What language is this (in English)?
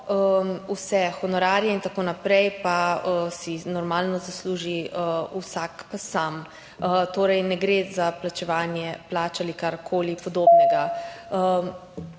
Slovenian